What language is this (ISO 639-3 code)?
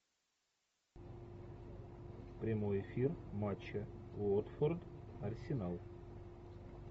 rus